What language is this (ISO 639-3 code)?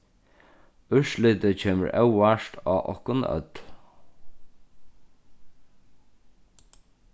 fao